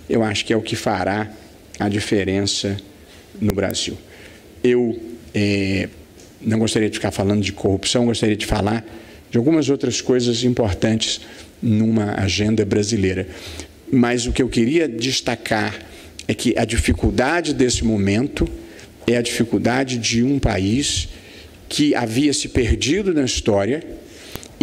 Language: Portuguese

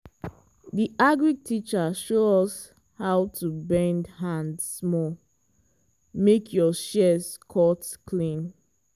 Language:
Nigerian Pidgin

